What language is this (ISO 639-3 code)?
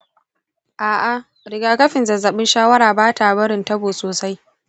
hau